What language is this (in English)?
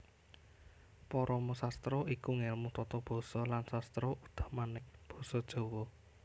Javanese